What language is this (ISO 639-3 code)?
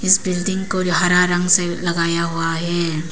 hin